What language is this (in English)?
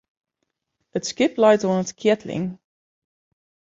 Western Frisian